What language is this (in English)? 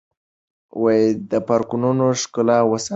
Pashto